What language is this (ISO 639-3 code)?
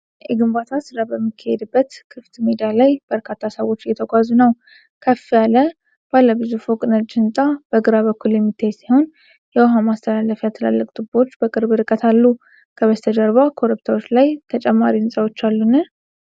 amh